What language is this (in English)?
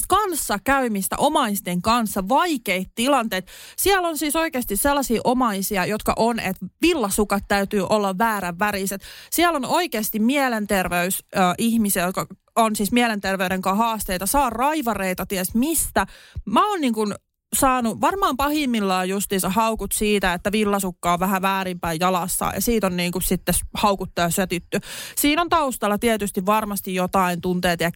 Finnish